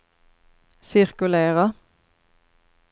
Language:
Swedish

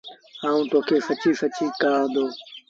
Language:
Sindhi Bhil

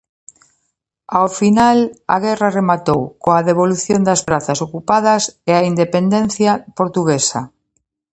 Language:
Galician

